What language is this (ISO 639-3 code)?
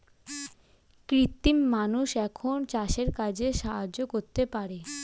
ben